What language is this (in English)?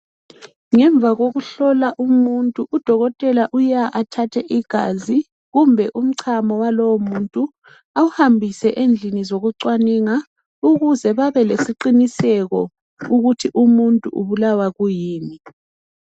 North Ndebele